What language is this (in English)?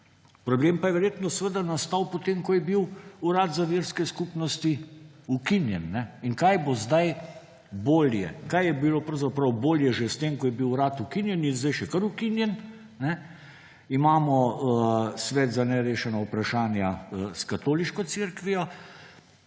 Slovenian